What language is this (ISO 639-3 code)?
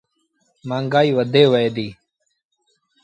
sbn